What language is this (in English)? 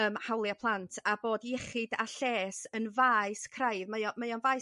Welsh